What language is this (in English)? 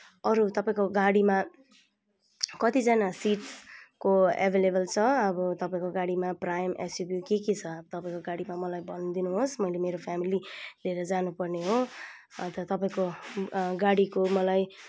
Nepali